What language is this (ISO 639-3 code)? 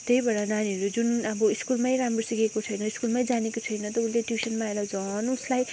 nep